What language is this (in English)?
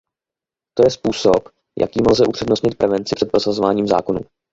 Czech